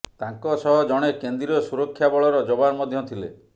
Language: Odia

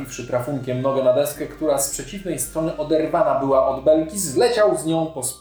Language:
Polish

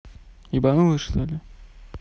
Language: Russian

